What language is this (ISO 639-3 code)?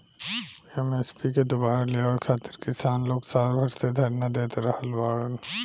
bho